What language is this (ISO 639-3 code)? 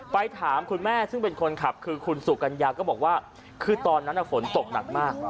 tha